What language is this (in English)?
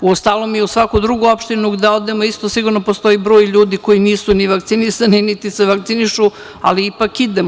Serbian